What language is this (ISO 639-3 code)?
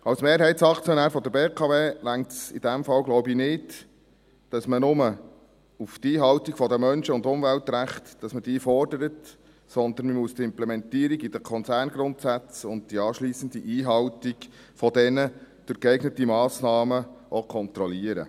gsw